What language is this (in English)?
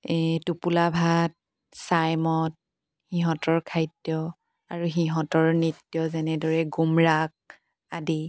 Assamese